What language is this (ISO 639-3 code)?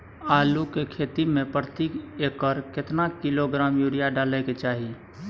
mai